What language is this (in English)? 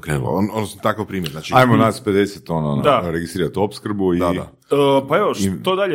Croatian